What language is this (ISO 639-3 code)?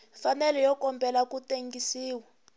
tso